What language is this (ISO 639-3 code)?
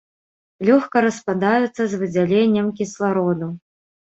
bel